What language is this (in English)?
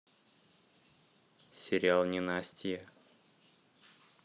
Russian